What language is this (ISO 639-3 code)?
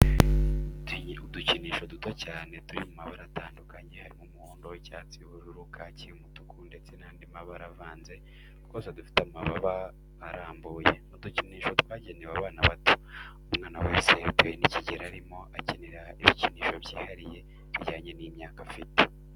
kin